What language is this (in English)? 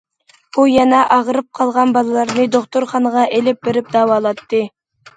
Uyghur